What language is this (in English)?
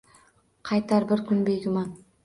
Uzbek